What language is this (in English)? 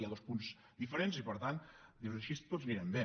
Catalan